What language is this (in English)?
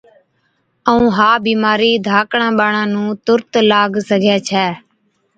Od